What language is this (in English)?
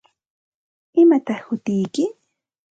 Santa Ana de Tusi Pasco Quechua